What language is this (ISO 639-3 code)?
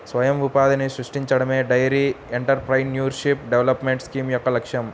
tel